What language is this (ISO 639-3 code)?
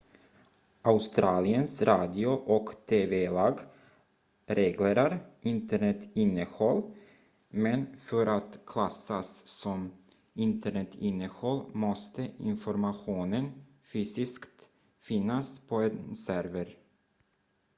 swe